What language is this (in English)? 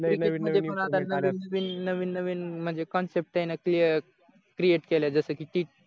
Marathi